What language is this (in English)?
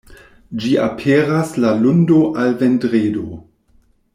Esperanto